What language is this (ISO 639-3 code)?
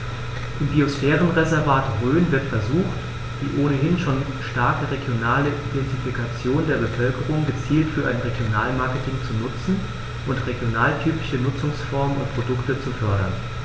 deu